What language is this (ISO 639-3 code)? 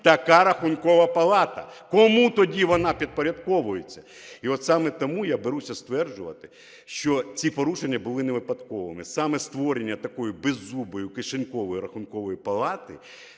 ukr